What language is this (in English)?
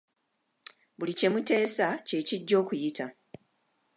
Ganda